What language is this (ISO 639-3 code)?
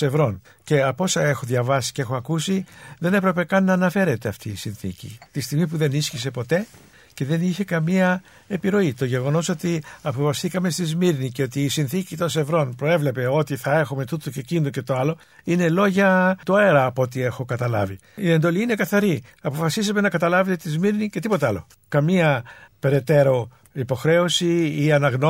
ell